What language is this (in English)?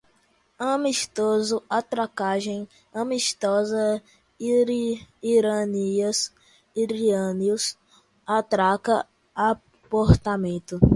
Portuguese